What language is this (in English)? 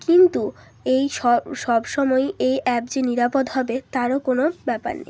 Bangla